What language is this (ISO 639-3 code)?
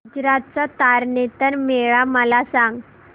mar